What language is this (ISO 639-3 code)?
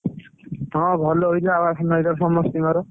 ori